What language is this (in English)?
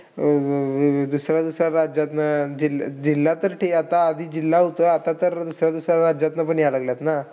Marathi